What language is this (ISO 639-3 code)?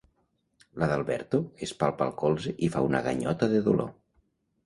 cat